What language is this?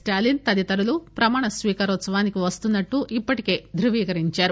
Telugu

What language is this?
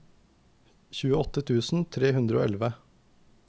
Norwegian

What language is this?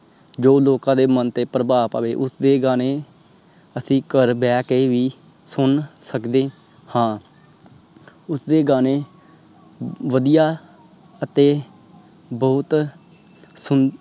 Punjabi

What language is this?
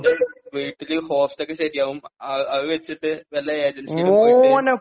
Malayalam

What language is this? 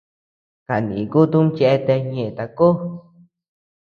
Tepeuxila Cuicatec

